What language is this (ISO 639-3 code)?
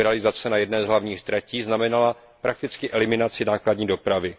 ces